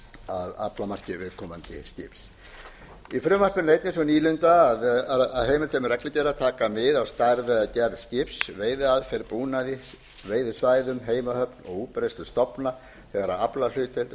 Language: Icelandic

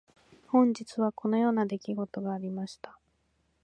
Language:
Japanese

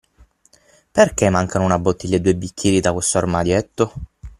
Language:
Italian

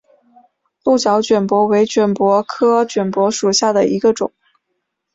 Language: Chinese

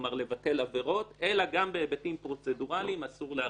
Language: Hebrew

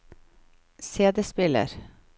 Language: Norwegian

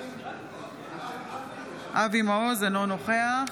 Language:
Hebrew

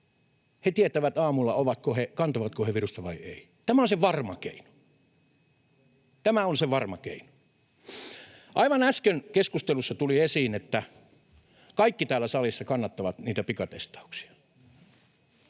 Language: Finnish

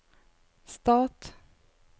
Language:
Norwegian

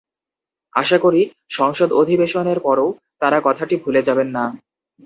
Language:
Bangla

